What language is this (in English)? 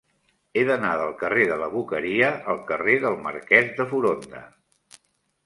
Catalan